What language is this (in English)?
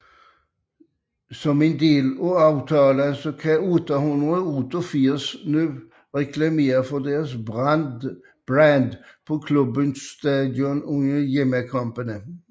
Danish